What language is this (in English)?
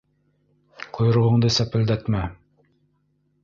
Bashkir